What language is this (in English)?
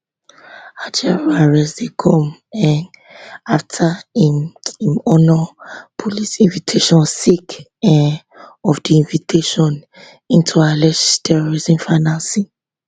Nigerian Pidgin